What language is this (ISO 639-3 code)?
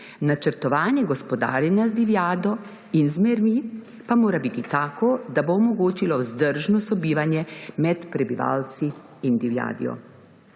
slv